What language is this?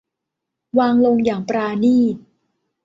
Thai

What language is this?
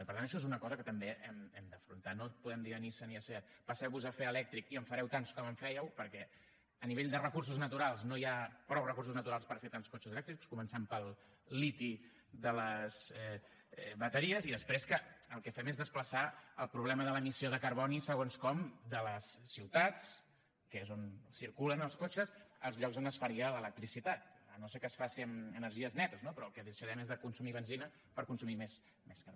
Catalan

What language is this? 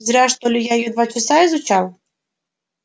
Russian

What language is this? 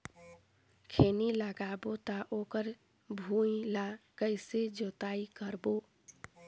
Chhattisgarhi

